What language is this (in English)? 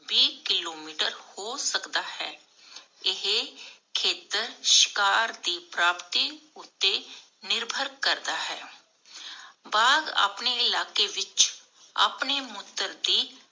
Punjabi